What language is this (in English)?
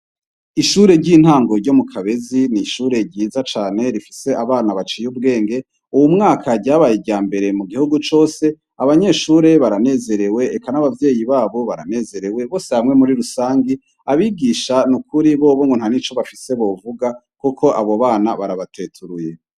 Rundi